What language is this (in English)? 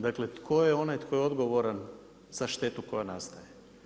Croatian